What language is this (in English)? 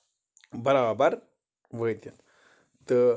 Kashmiri